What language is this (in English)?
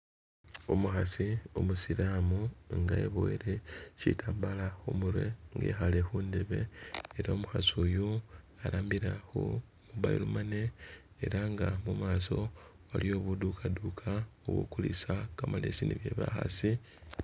Masaaba